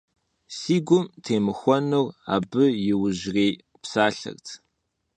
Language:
Kabardian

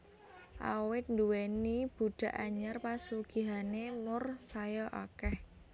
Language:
Javanese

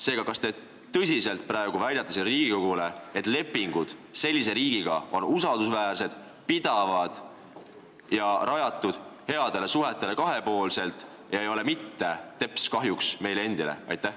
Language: Estonian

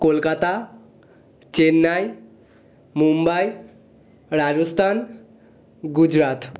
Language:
Bangla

